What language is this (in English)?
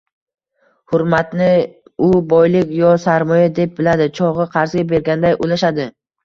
Uzbek